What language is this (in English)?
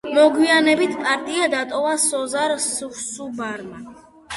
Georgian